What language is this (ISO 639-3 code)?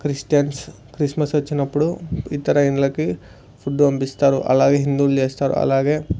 tel